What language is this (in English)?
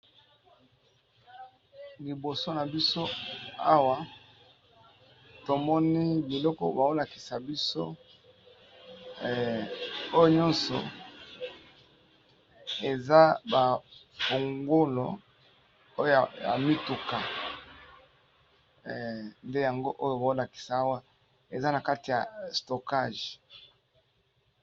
Lingala